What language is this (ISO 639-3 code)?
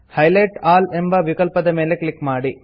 kan